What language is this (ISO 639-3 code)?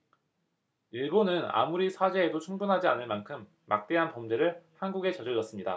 kor